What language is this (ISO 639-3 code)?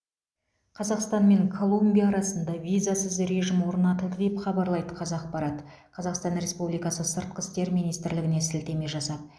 kaz